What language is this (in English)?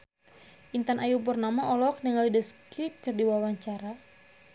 Sundanese